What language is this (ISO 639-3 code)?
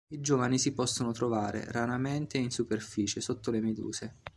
ita